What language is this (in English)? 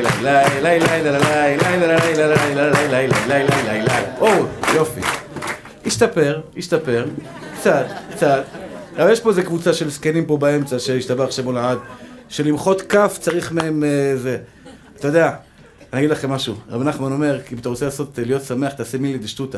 Hebrew